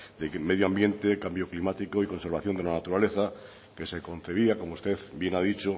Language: Spanish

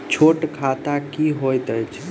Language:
Maithili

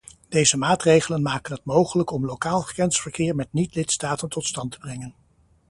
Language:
Dutch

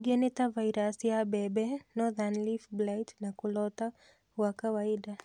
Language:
Kikuyu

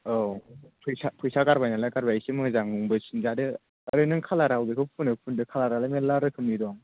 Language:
Bodo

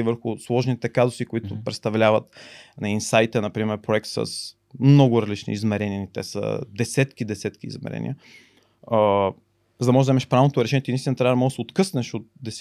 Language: Bulgarian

